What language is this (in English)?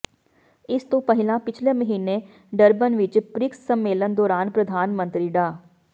Punjabi